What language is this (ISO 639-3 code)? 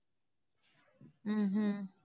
tam